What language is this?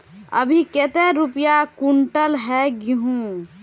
Magahi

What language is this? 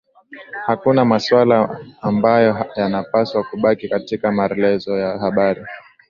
Swahili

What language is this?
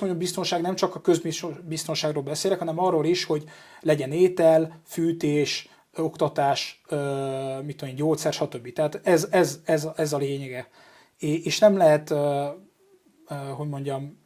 Hungarian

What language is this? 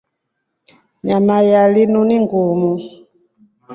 Rombo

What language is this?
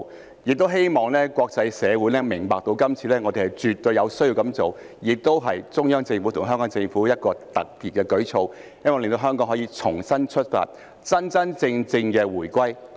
Cantonese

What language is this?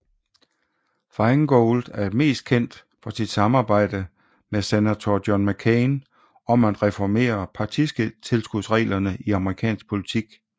Danish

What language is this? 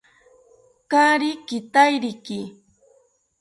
South Ucayali Ashéninka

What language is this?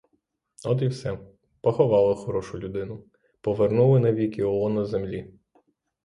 Ukrainian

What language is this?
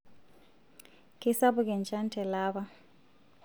Masai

